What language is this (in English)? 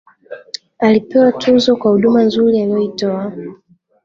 Swahili